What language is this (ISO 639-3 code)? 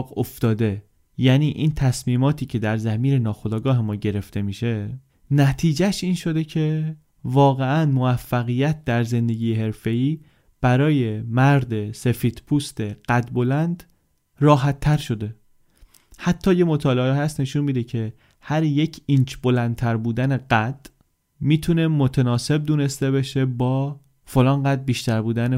fas